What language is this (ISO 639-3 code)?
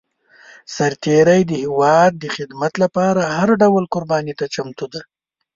pus